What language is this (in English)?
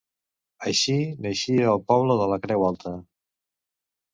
Catalan